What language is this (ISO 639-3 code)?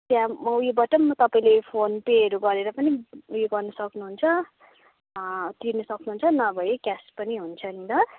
nep